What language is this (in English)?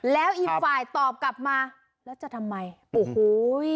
Thai